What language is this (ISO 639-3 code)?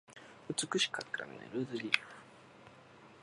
jpn